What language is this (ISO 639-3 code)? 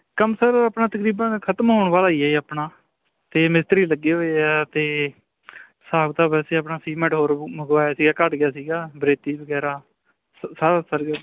pan